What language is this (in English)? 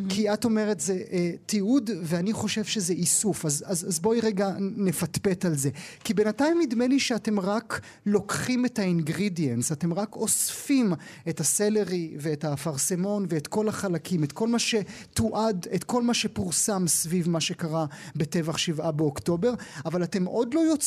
Hebrew